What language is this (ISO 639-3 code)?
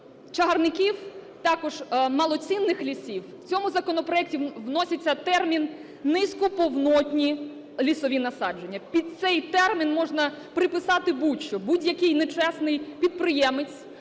ukr